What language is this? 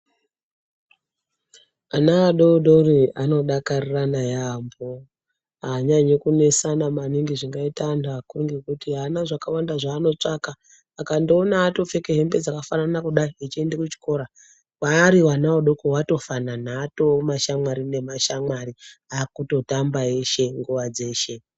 Ndau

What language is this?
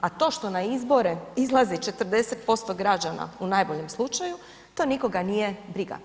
Croatian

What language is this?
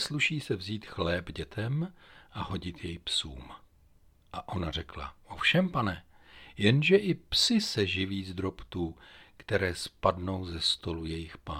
Czech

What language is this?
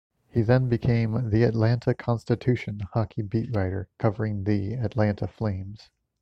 English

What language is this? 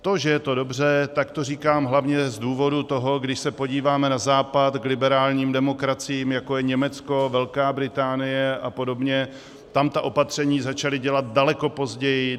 Czech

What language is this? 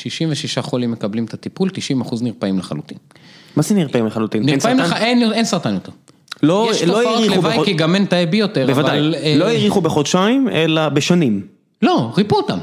Hebrew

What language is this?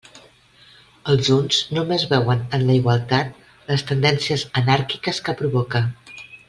Catalan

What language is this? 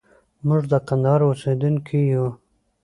Pashto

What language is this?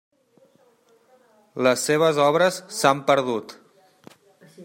Catalan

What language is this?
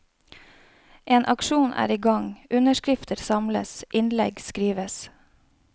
Norwegian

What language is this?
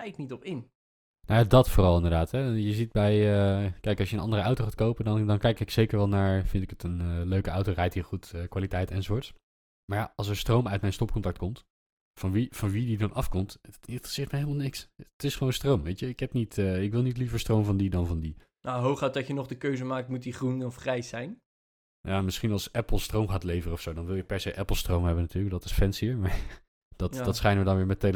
Dutch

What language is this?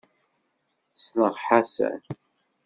Kabyle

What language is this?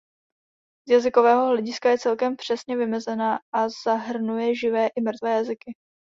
Czech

